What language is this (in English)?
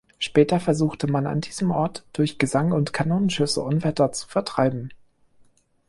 German